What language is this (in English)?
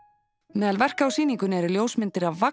Icelandic